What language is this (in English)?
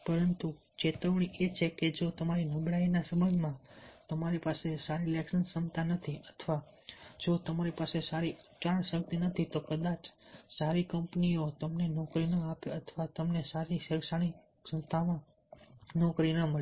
Gujarati